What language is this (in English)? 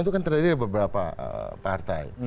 Indonesian